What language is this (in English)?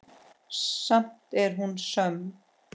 Icelandic